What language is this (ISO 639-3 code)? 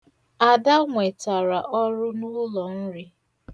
ibo